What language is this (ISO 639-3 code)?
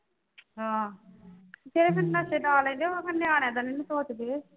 pan